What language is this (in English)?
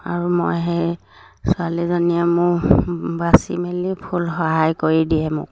Assamese